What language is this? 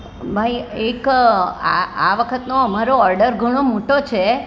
Gujarati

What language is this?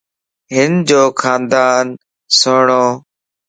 Lasi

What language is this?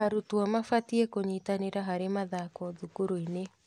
Kikuyu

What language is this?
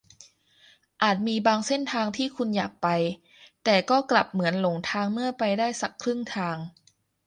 Thai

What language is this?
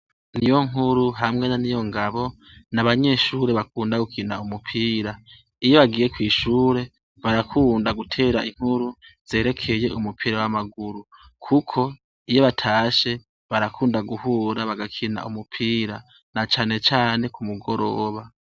Rundi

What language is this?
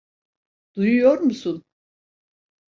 Turkish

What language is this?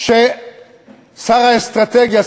Hebrew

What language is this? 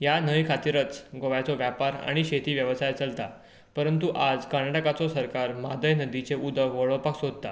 Konkani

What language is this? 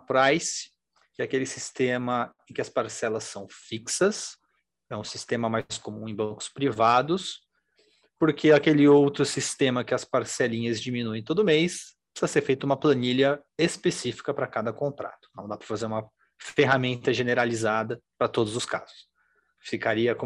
Portuguese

